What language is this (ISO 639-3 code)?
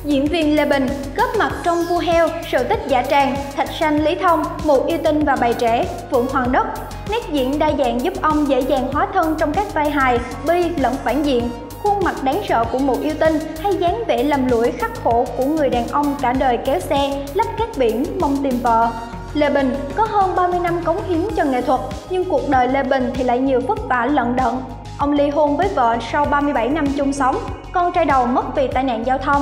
vie